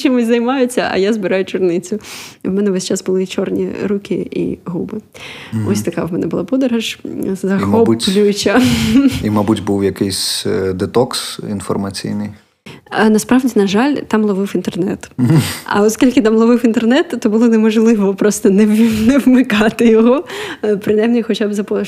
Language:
Ukrainian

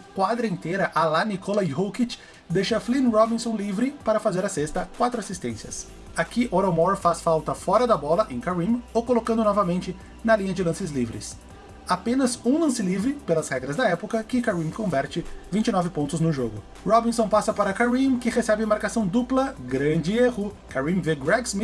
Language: Portuguese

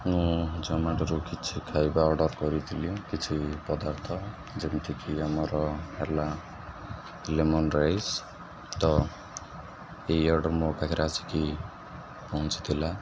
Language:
Odia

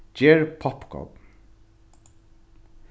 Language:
Faroese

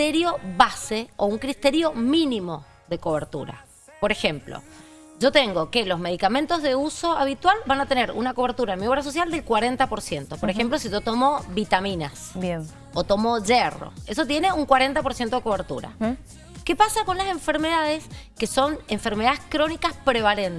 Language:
Spanish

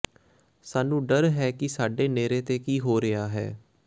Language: Punjabi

